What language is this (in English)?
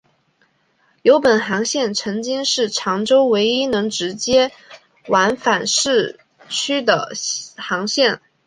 Chinese